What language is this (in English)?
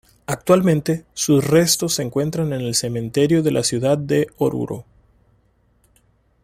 Spanish